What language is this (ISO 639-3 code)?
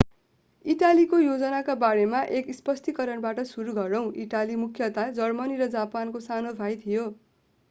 nep